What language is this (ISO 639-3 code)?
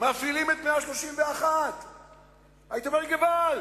heb